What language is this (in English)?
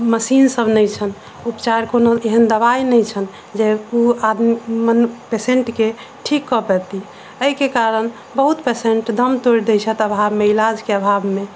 Maithili